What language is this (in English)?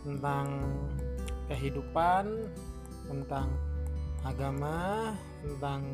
Indonesian